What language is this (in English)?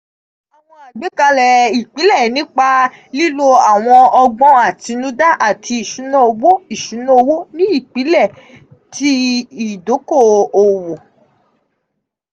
Yoruba